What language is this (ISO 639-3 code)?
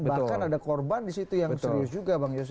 ind